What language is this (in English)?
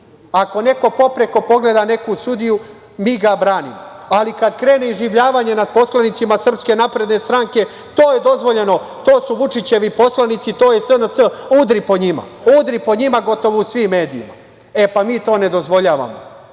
Serbian